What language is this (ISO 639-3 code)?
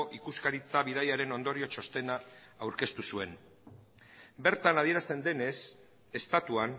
eus